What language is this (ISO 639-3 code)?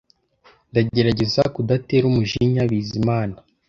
kin